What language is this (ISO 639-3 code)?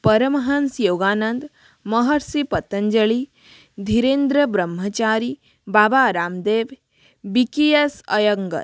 hin